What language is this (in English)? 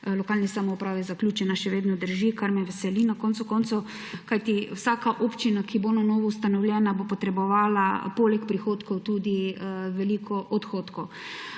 Slovenian